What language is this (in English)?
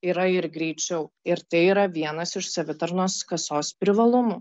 Lithuanian